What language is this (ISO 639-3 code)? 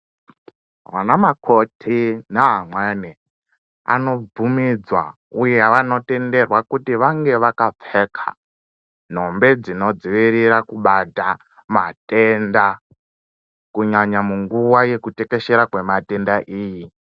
ndc